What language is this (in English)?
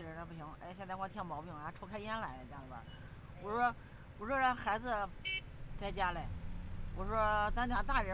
Chinese